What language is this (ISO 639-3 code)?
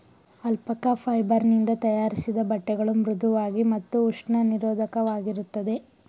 kan